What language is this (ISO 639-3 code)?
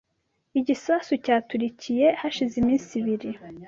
kin